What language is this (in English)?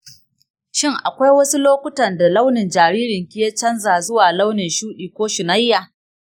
Hausa